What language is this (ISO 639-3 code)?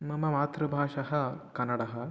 san